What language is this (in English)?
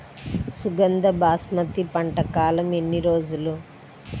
Telugu